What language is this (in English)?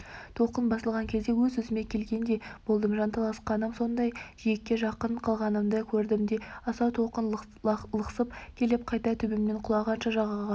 Kazakh